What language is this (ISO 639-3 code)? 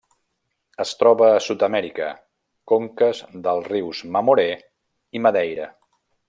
cat